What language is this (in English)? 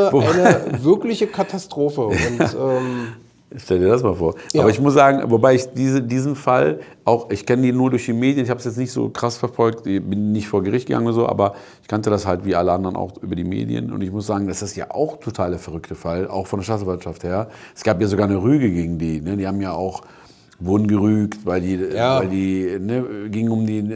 German